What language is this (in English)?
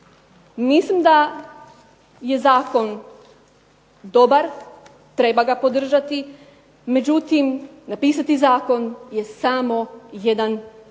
Croatian